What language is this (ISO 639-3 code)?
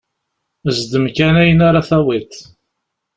kab